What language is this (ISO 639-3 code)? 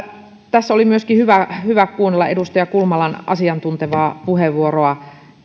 fin